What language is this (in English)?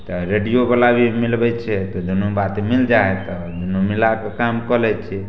Maithili